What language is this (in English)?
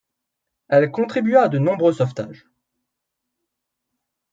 French